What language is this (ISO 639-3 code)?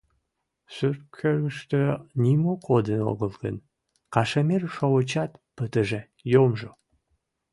chm